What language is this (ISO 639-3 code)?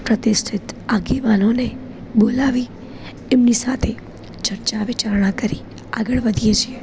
guj